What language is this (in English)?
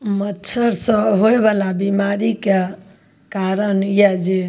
Maithili